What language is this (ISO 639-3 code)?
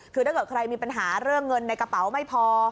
tha